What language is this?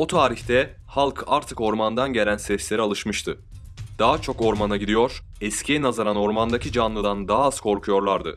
Turkish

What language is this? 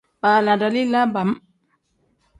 Tem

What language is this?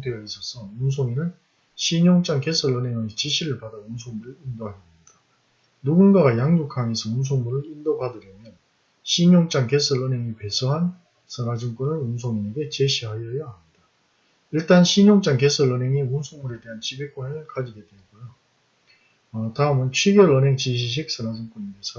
Korean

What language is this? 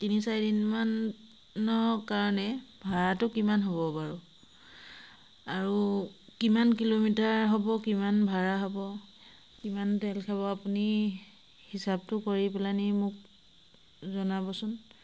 Assamese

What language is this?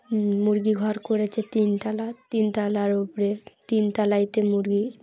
Bangla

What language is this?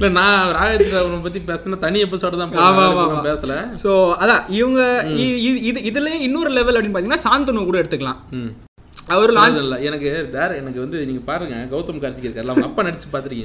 Tamil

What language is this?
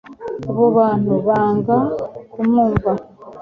Kinyarwanda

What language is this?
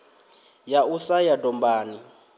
Venda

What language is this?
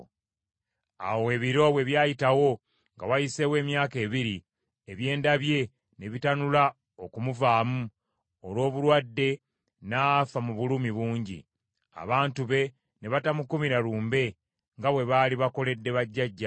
Ganda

